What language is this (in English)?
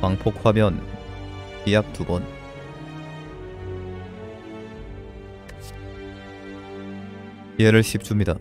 Korean